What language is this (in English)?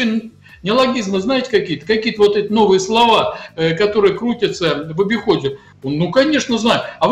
Russian